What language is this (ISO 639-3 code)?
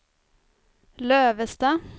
swe